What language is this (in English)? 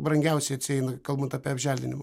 Lithuanian